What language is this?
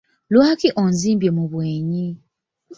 Ganda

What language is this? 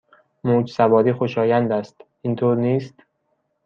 Persian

